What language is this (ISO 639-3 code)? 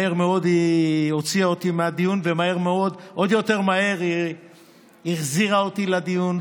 heb